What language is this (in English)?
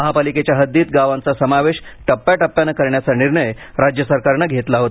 Marathi